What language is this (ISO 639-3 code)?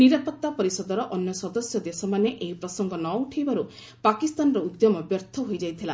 ori